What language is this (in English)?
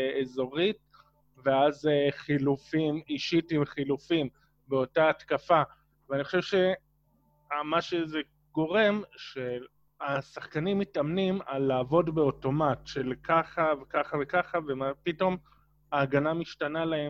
Hebrew